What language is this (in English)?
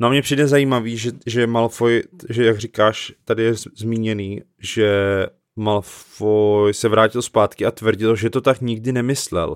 Czech